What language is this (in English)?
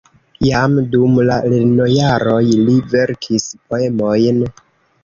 Esperanto